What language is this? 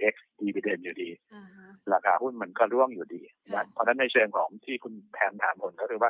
Thai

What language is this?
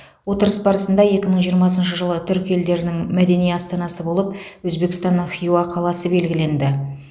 Kazakh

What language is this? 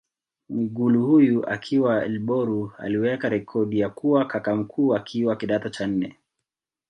Swahili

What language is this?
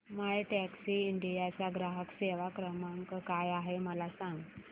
Marathi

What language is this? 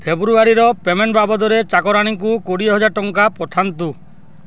Odia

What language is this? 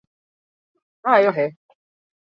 Basque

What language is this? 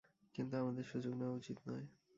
Bangla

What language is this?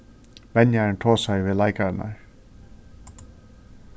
Faroese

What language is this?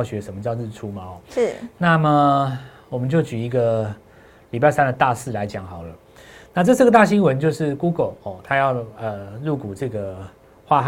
Chinese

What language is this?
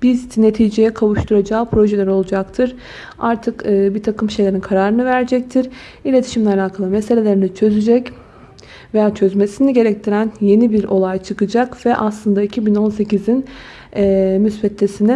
Turkish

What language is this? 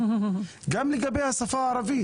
Hebrew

